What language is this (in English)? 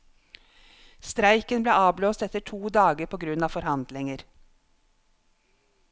Norwegian